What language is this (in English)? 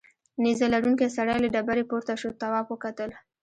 Pashto